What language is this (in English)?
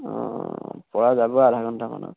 Assamese